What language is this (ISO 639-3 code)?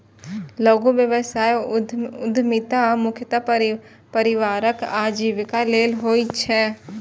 mai